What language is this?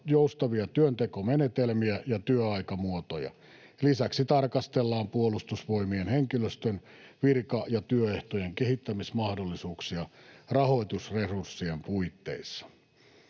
Finnish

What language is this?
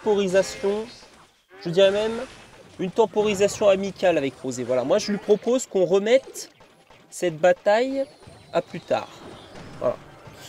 French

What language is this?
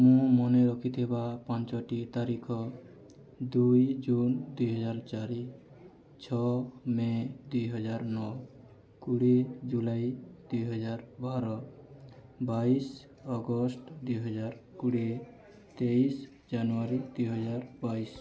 Odia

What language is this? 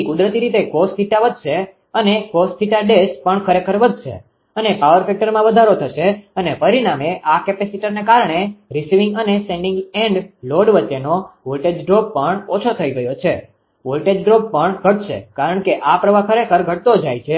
Gujarati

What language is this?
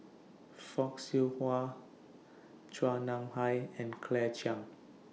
English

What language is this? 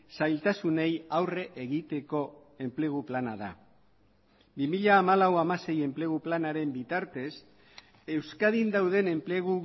Basque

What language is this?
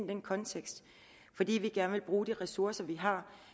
Danish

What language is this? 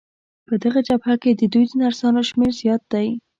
Pashto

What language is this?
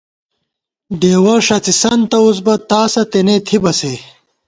Gawar-Bati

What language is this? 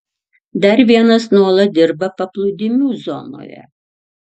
Lithuanian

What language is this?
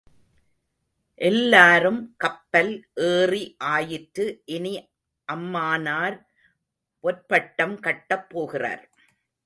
Tamil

